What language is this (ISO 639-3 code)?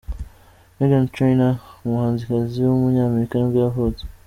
kin